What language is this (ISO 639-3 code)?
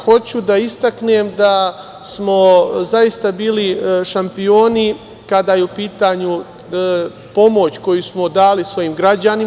srp